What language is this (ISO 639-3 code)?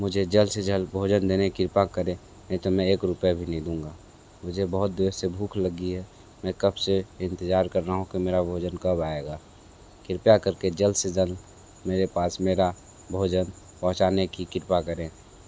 hin